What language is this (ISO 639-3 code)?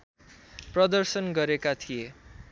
nep